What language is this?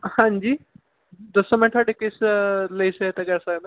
Punjabi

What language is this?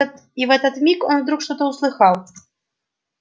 Russian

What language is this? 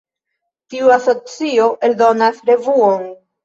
Esperanto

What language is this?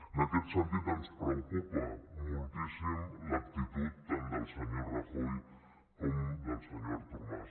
Catalan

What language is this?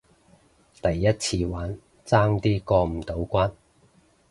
Cantonese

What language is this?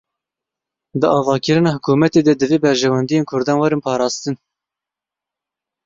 Kurdish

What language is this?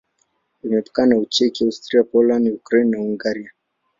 Swahili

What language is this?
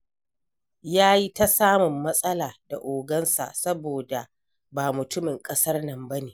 Hausa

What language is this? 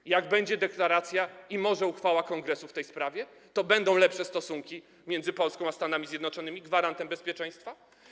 Polish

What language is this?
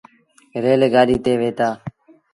Sindhi Bhil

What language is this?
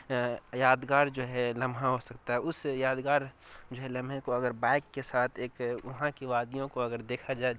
Urdu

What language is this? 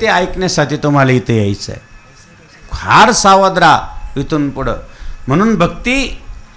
Marathi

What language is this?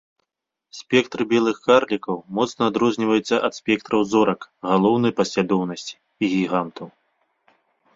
Belarusian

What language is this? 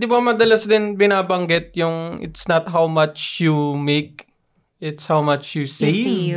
Filipino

